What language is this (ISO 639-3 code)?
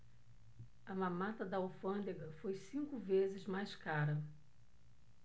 por